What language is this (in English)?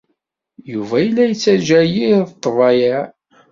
Kabyle